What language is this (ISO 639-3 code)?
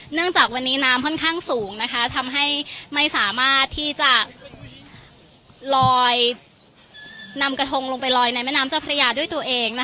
tha